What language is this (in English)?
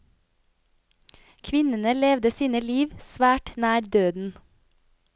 Norwegian